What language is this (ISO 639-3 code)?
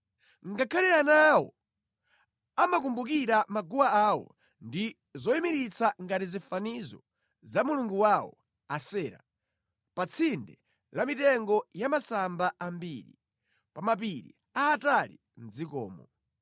nya